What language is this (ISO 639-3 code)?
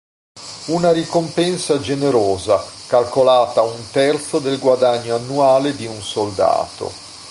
ita